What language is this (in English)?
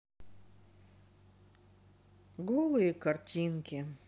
Russian